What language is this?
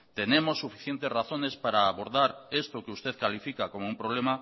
Spanish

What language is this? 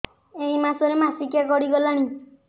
Odia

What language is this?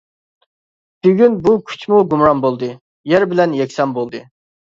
Uyghur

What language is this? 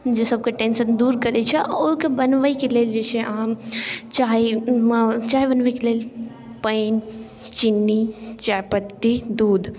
Maithili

